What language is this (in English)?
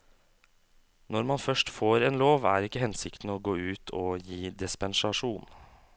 Norwegian